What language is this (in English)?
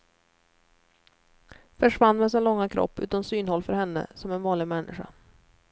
Swedish